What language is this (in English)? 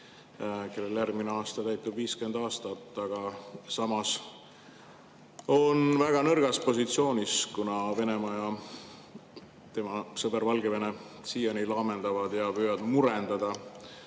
Estonian